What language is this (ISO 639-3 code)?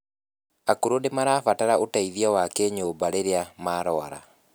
kik